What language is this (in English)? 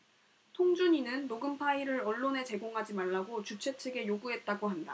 Korean